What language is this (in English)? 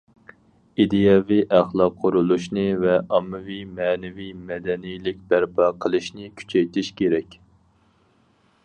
Uyghur